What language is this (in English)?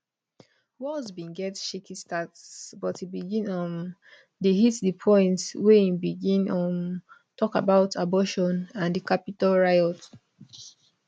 Nigerian Pidgin